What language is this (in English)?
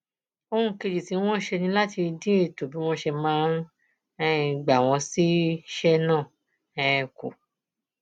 Yoruba